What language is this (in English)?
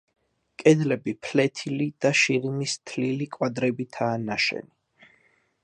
Georgian